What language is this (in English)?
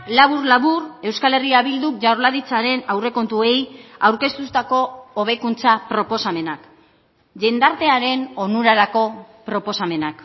Basque